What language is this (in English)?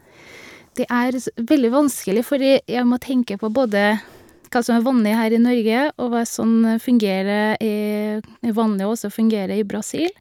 Norwegian